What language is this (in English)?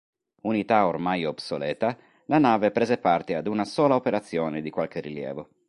Italian